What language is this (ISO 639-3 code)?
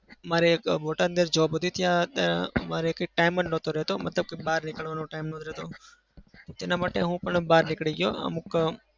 guj